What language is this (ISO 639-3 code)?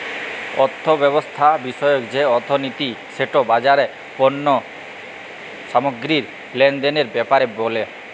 ben